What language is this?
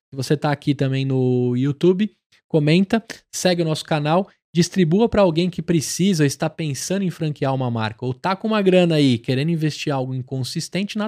Portuguese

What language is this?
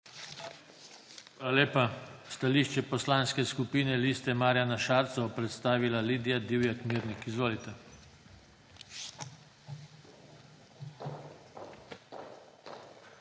Slovenian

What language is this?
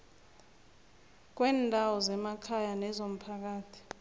South Ndebele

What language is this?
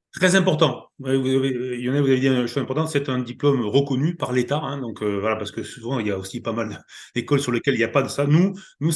French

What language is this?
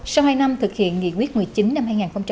Vietnamese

